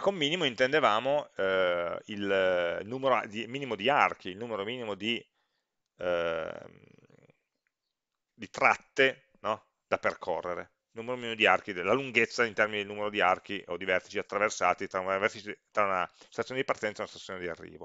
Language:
Italian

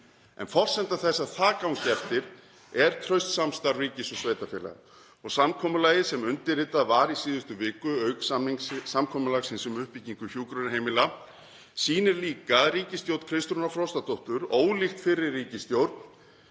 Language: Icelandic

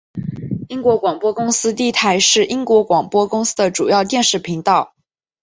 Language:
Chinese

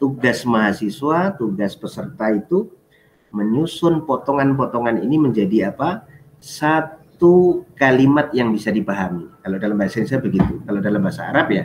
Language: Indonesian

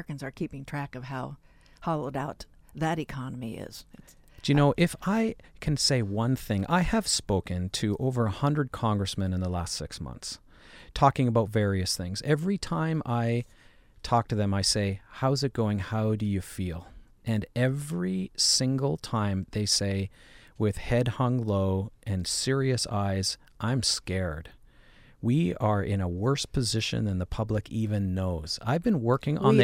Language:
English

